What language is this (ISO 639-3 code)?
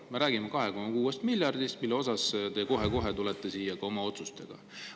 est